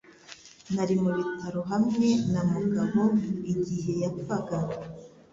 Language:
Kinyarwanda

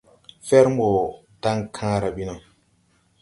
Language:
Tupuri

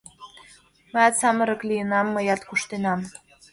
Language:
Mari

